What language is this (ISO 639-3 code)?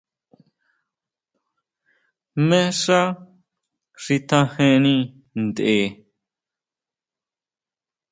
mau